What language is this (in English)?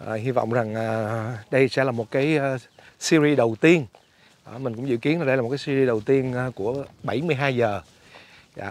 Vietnamese